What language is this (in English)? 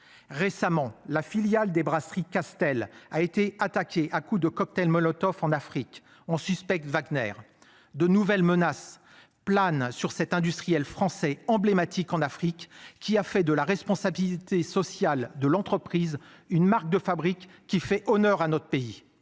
French